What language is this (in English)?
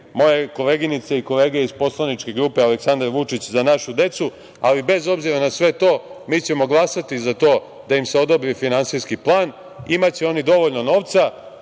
Serbian